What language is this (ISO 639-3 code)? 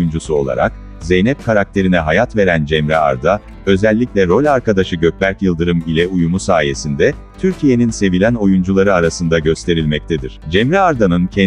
tur